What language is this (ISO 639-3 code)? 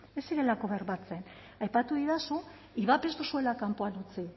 eus